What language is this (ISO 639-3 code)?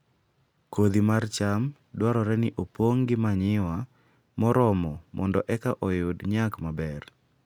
luo